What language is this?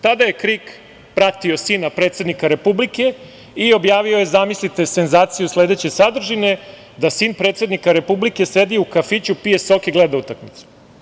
Serbian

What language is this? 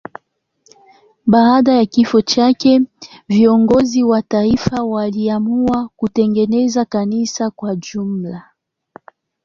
Swahili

